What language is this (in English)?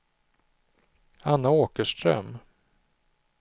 Swedish